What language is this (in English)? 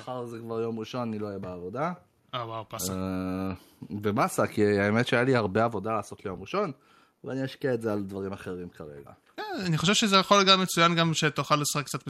Hebrew